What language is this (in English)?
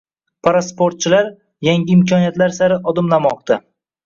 Uzbek